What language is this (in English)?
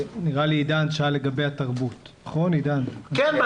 Hebrew